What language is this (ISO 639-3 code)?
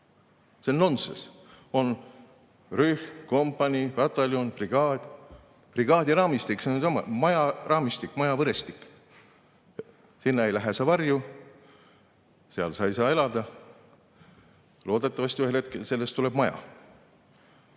est